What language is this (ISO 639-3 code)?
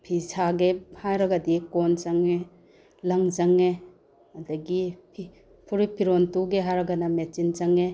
mni